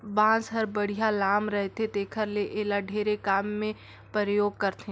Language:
Chhattisgarhi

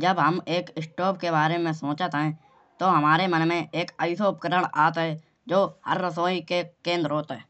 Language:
Kanauji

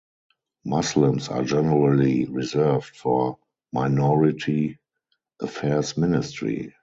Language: English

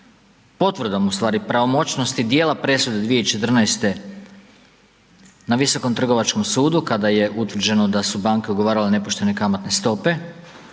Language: Croatian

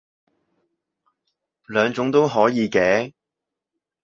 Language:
Cantonese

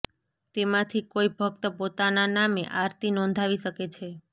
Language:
Gujarati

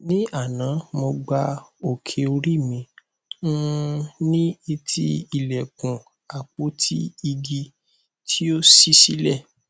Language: Yoruba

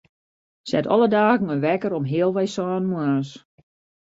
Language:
Western Frisian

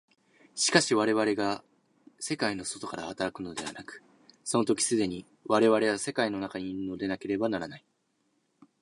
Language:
Japanese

